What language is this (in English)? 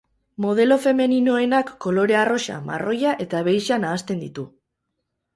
Basque